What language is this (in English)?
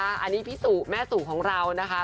Thai